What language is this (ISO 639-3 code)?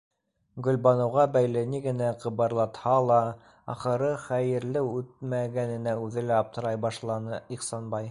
bak